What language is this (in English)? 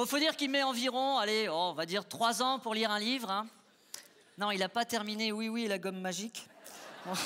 French